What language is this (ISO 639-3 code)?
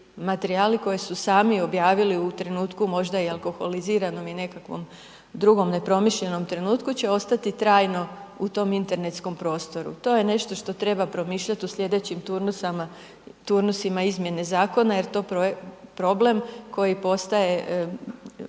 hrv